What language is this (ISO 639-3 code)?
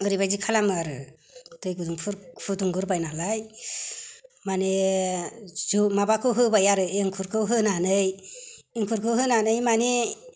brx